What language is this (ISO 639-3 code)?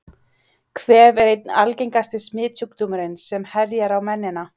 isl